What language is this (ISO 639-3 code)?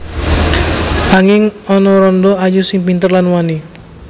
jav